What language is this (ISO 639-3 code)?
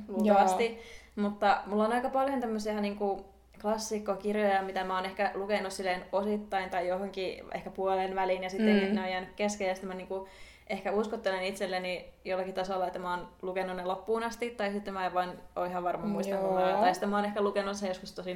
fin